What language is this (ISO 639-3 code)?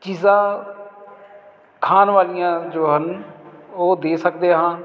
pan